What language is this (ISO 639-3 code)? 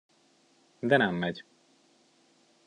hun